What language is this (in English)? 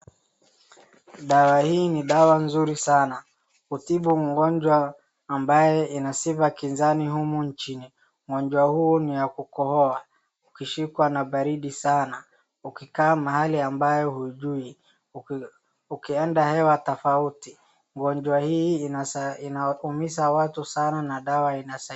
Swahili